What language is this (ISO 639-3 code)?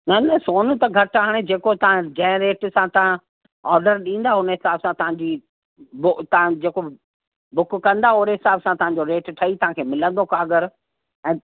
snd